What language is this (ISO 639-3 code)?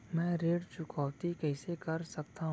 hne